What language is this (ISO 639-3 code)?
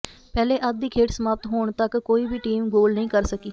pan